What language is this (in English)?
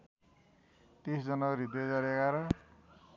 Nepali